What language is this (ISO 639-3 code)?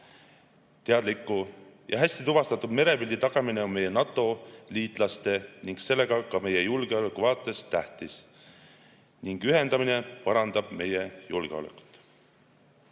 est